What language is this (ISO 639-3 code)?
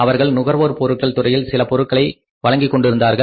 tam